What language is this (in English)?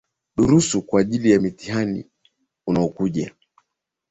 Swahili